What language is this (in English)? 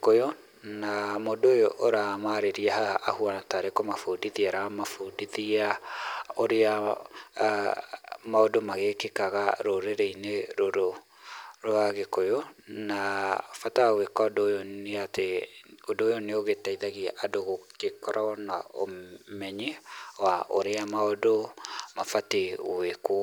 Kikuyu